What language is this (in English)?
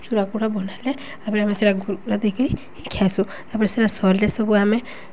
Odia